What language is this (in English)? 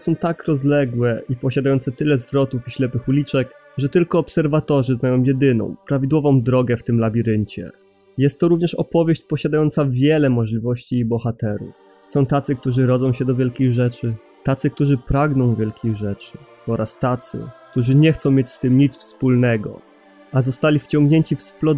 Polish